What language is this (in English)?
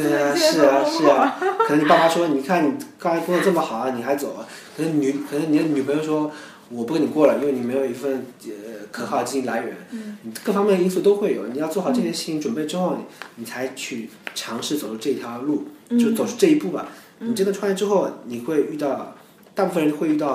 Chinese